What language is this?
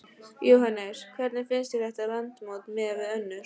Icelandic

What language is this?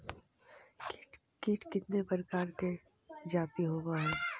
Magahi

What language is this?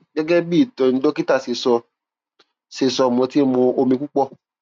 Yoruba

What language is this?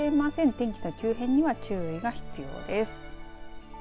Japanese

